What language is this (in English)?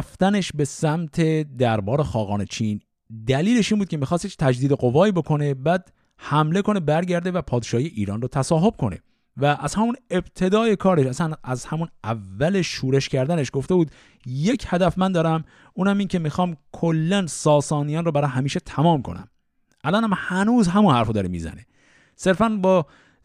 Persian